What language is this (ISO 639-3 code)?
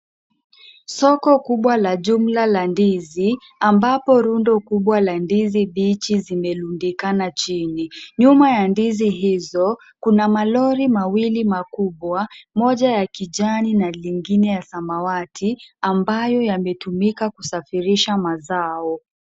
swa